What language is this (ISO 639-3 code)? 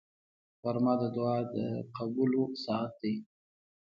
pus